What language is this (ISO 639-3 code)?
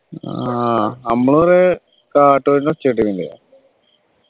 mal